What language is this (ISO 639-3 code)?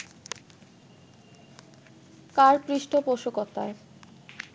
ben